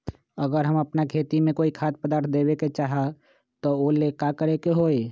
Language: Magahi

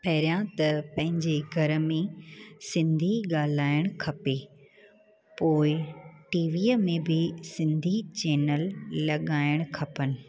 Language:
Sindhi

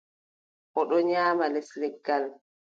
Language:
Adamawa Fulfulde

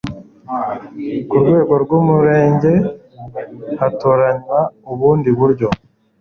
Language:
Kinyarwanda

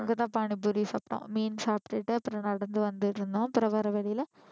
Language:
Tamil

